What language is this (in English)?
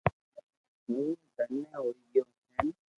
Loarki